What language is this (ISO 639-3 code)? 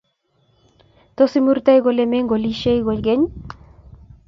kln